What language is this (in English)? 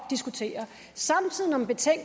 Danish